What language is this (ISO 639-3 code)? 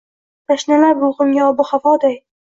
uzb